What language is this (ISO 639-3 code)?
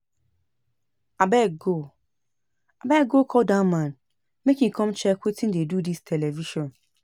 pcm